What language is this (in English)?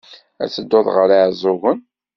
Kabyle